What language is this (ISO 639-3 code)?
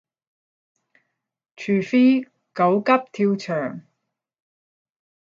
yue